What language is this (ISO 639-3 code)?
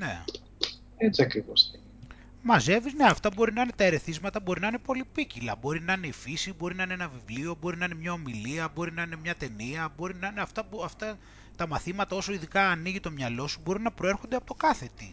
ell